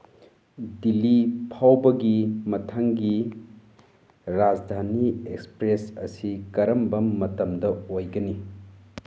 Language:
Manipuri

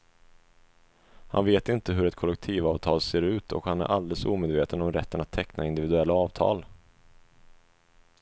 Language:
Swedish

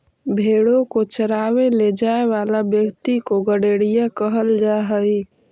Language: Magahi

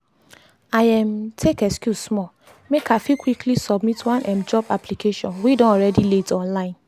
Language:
Nigerian Pidgin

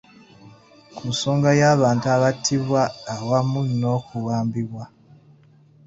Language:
Ganda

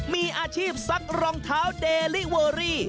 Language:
Thai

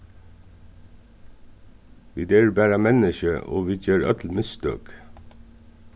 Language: Faroese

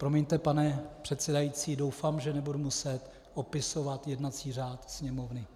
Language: Czech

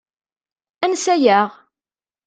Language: Kabyle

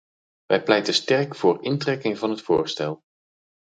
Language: Dutch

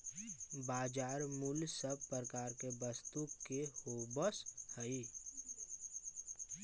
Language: Magahi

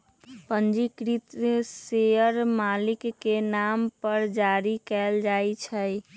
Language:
Magahi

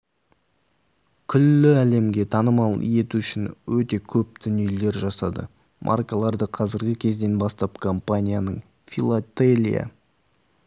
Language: Kazakh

